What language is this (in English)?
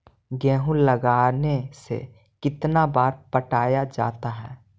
Magahi